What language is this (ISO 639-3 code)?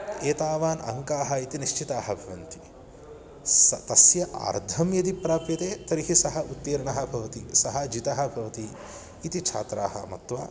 san